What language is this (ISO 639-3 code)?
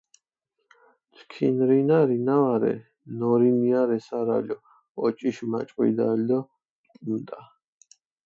xmf